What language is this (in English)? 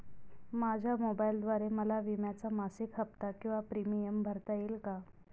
Marathi